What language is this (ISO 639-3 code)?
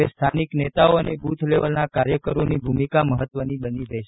guj